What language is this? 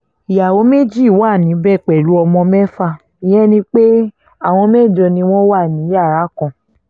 Yoruba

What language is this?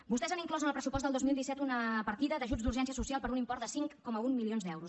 Catalan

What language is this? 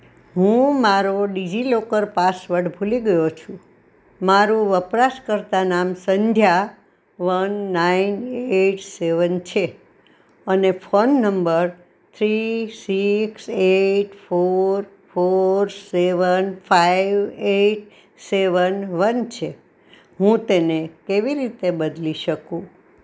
Gujarati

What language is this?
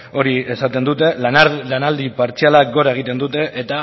Basque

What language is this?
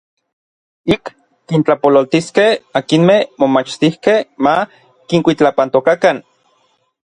Orizaba Nahuatl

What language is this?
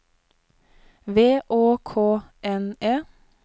Norwegian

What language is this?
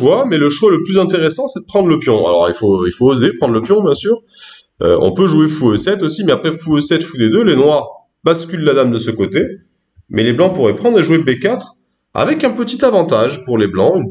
French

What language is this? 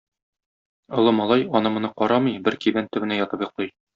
Tatar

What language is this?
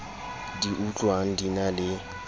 Southern Sotho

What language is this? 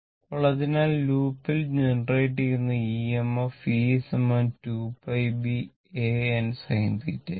Malayalam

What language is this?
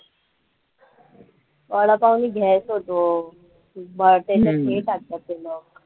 Marathi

